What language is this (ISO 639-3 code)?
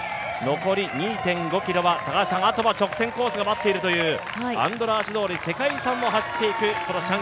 jpn